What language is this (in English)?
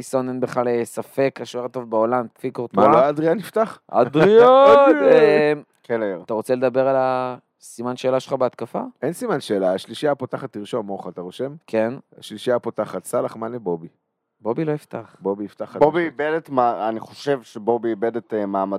Hebrew